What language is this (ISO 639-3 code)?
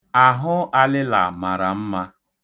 ibo